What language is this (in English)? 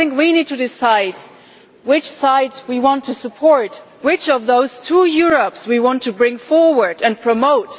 English